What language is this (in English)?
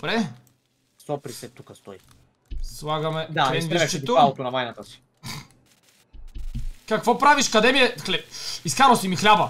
Bulgarian